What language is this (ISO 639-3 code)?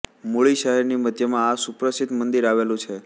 guj